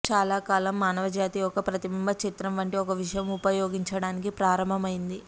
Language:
Telugu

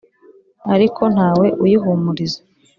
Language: Kinyarwanda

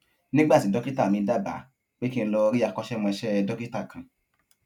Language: Yoruba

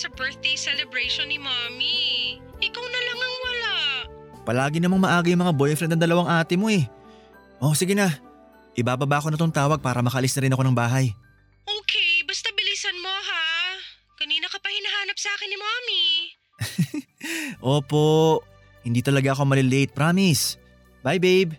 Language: Filipino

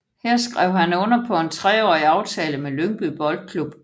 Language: Danish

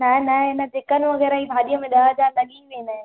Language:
Sindhi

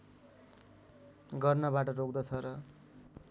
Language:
Nepali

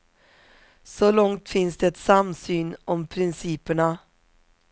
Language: Swedish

